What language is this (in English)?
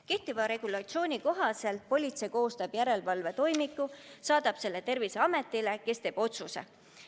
Estonian